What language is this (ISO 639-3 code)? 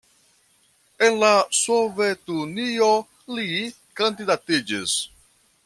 epo